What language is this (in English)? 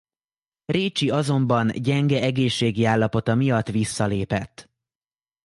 Hungarian